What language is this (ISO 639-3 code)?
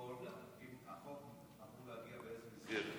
heb